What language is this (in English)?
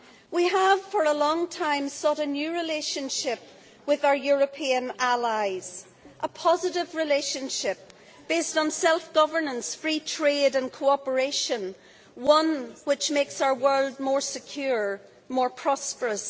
English